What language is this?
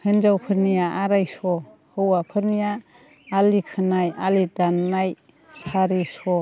Bodo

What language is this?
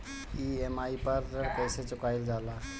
Bhojpuri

